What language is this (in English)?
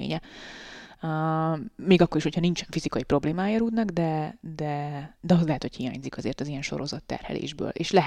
Hungarian